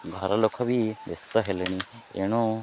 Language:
Odia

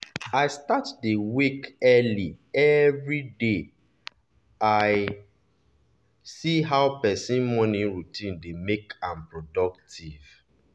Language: Nigerian Pidgin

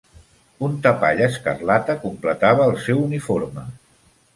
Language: Catalan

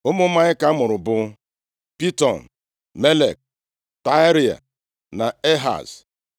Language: Igbo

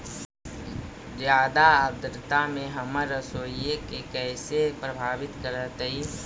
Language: Magahi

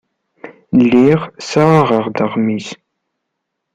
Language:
Kabyle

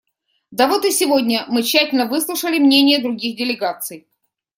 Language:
Russian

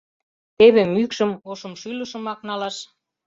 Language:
Mari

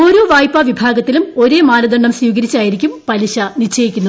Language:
Malayalam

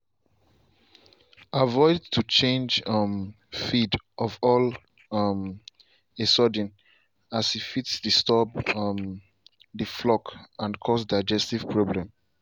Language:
Nigerian Pidgin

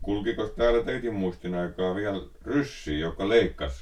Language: Finnish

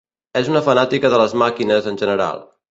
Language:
Catalan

